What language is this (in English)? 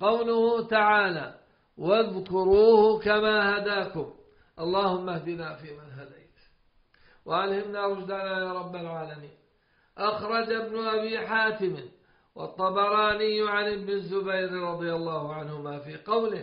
Arabic